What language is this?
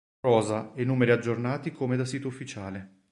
Italian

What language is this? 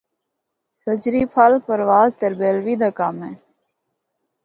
Northern Hindko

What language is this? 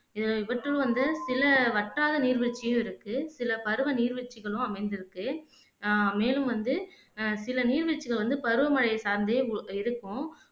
Tamil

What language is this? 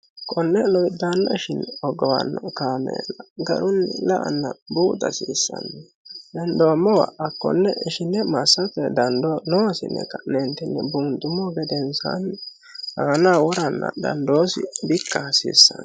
Sidamo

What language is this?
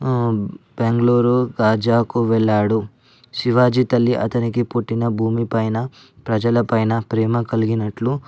Telugu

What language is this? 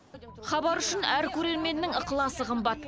Kazakh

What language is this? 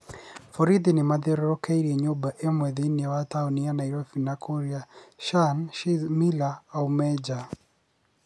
Kikuyu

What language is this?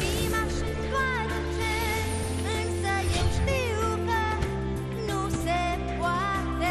Romanian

